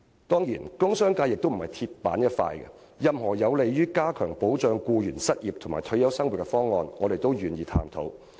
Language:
Cantonese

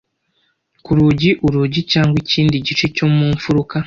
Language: Kinyarwanda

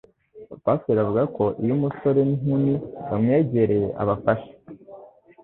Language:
Kinyarwanda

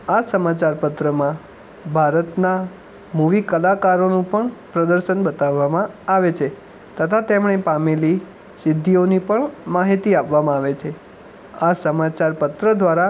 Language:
Gujarati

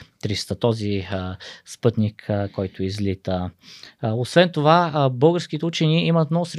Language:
Bulgarian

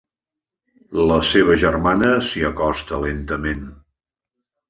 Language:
Catalan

